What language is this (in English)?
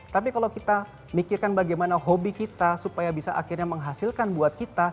Indonesian